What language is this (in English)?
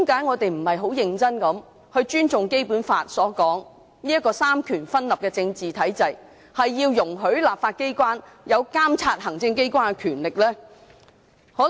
Cantonese